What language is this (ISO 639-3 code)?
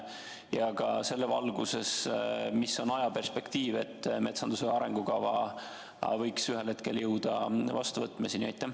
est